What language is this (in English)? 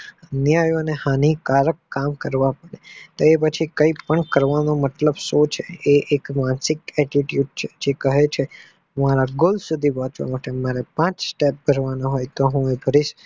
Gujarati